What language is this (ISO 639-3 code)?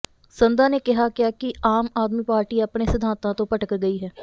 pan